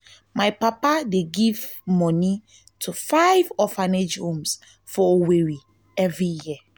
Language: Nigerian Pidgin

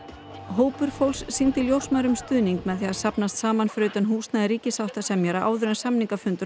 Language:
Icelandic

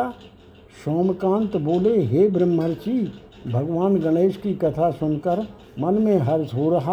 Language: Hindi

